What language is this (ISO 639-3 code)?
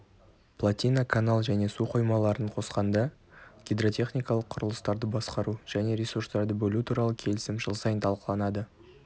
kaz